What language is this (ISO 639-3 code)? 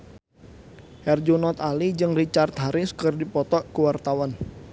sun